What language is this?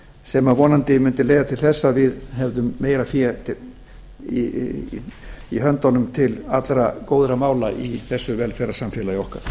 Icelandic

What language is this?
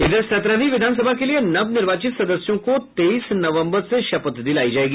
Hindi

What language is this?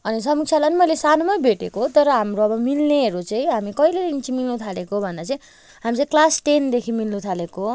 Nepali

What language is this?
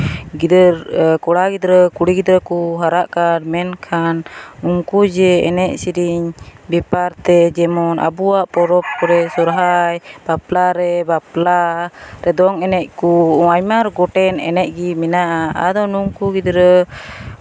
Santali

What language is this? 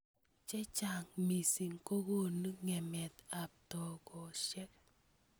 Kalenjin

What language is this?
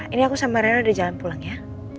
Indonesian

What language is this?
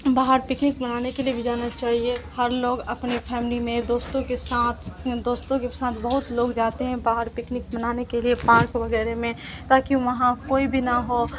Urdu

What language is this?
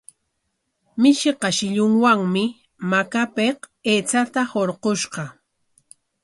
Corongo Ancash Quechua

